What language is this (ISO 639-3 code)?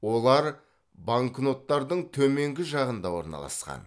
kaz